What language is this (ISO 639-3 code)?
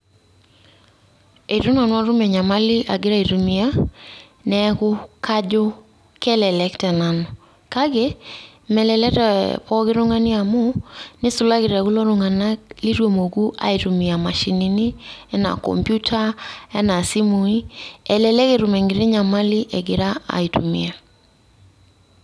mas